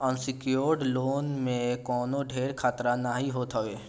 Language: Bhojpuri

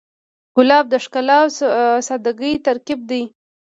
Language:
Pashto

